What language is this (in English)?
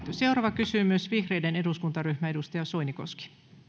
Finnish